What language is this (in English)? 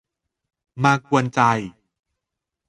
Thai